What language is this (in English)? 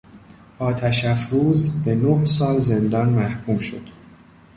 Persian